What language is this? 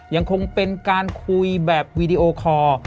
Thai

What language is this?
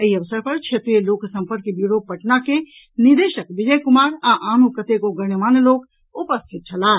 Maithili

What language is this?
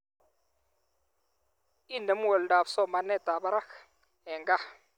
Kalenjin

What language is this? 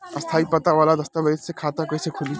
Bhojpuri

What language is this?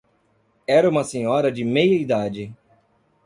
Portuguese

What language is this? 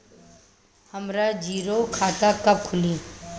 Bhojpuri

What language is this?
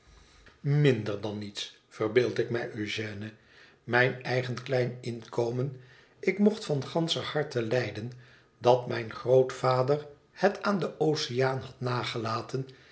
Dutch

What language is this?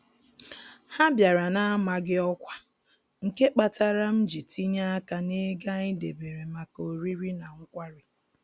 Igbo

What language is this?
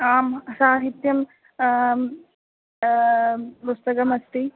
Sanskrit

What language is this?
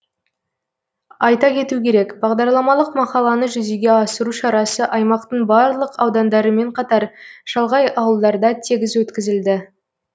Kazakh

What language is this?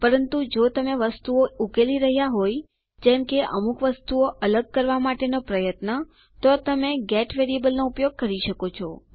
Gujarati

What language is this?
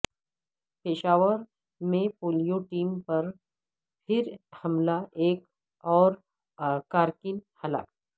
Urdu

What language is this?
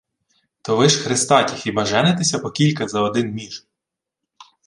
Ukrainian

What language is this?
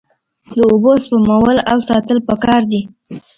Pashto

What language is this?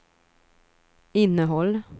Swedish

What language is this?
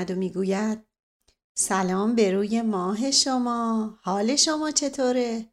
Persian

